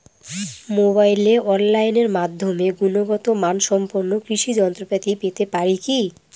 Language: Bangla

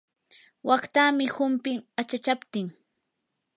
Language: Yanahuanca Pasco Quechua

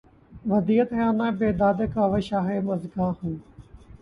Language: Urdu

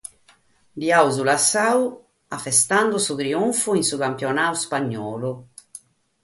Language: Sardinian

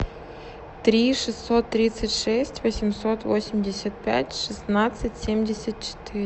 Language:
Russian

